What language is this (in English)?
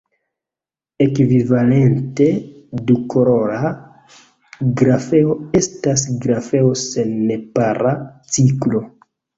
Esperanto